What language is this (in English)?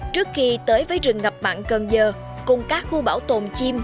Vietnamese